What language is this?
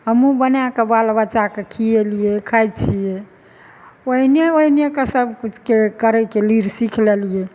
Maithili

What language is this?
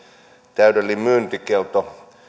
Finnish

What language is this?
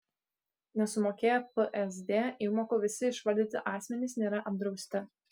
Lithuanian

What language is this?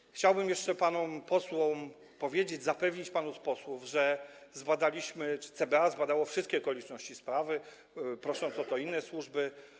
Polish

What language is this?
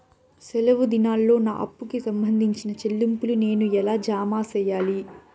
Telugu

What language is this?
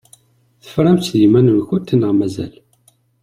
Kabyle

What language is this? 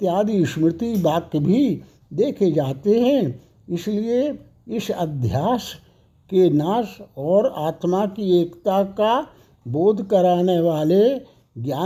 Hindi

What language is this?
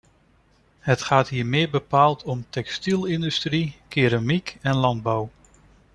Dutch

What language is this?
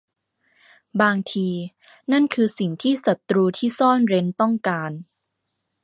Thai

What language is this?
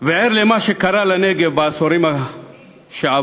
Hebrew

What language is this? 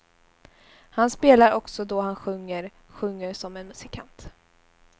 Swedish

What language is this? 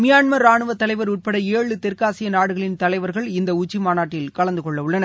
Tamil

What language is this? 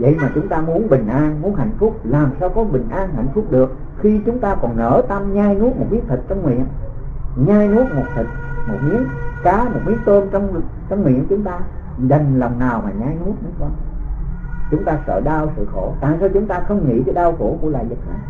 Vietnamese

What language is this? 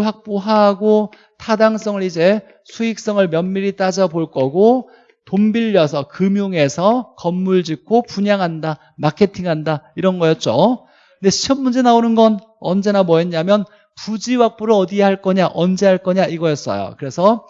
Korean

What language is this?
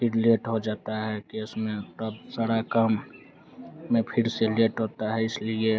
Hindi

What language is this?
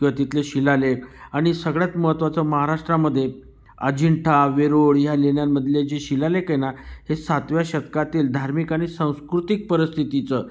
Marathi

